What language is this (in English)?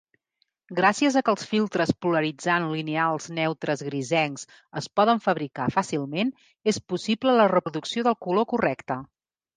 Catalan